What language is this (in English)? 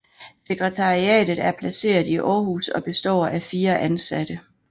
Danish